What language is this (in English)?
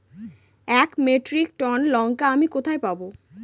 Bangla